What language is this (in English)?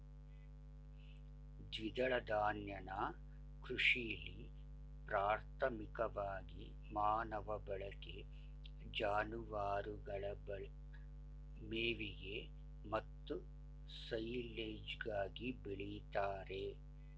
Kannada